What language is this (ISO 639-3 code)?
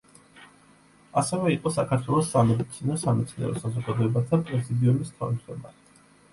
kat